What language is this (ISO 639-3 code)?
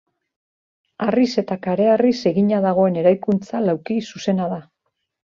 eus